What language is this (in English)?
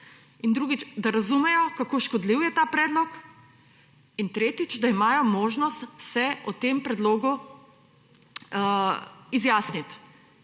Slovenian